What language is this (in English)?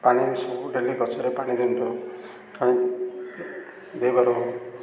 Odia